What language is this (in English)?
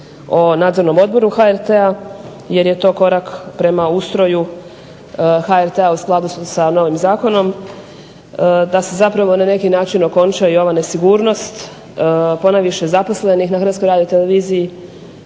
Croatian